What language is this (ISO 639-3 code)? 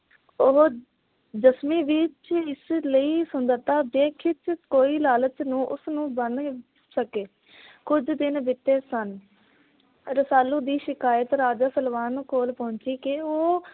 pan